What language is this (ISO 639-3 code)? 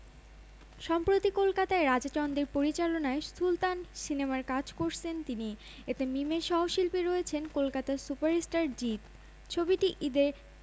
ben